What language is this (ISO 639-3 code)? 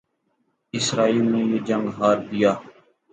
urd